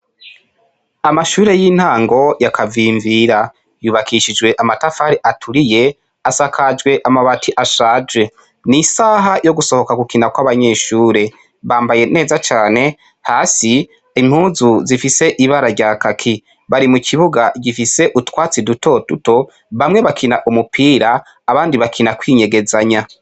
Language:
Rundi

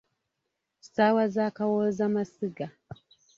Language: Ganda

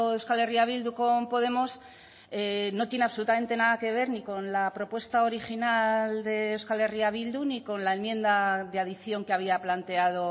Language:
Spanish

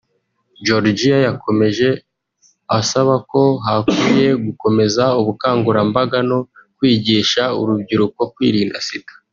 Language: Kinyarwanda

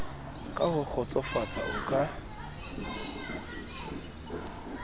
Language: Southern Sotho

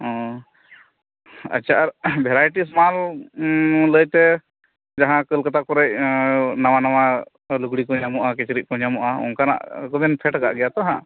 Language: Santali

